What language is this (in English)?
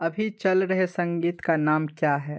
Hindi